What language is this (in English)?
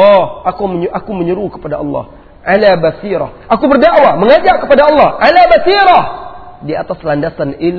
Malay